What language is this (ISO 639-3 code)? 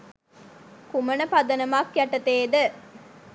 sin